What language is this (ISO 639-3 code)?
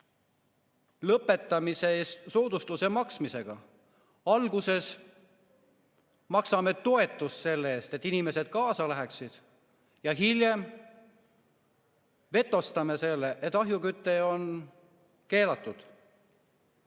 est